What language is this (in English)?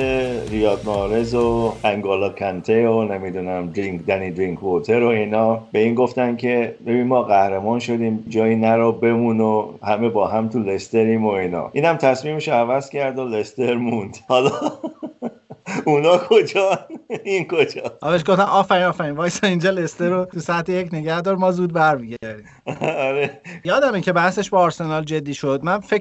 Persian